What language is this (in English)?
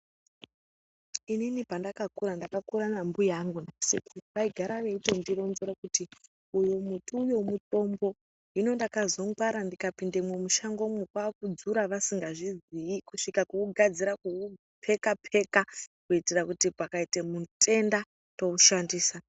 Ndau